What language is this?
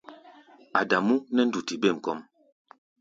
Gbaya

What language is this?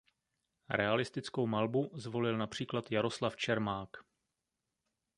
Czech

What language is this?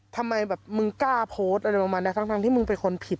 Thai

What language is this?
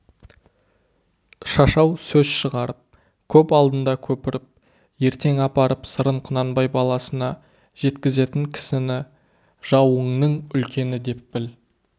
Kazakh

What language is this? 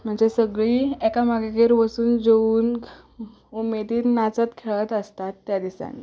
Konkani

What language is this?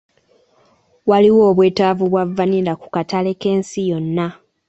Ganda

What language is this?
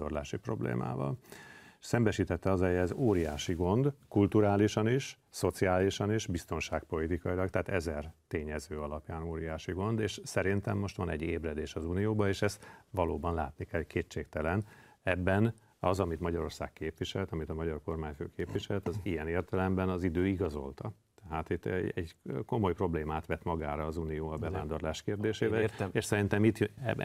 Hungarian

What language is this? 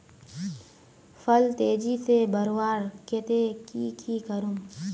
Magahi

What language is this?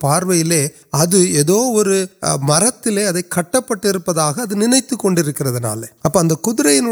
Urdu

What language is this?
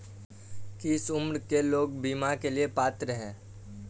Hindi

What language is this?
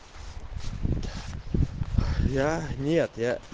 Russian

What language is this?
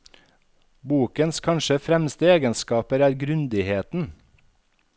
Norwegian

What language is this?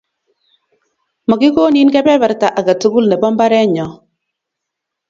Kalenjin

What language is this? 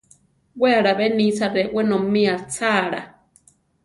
Central Tarahumara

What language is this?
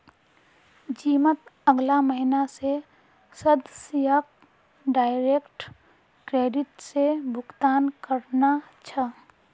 Magahi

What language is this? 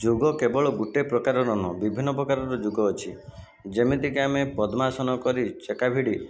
Odia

